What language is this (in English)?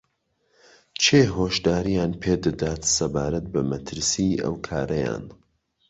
Central Kurdish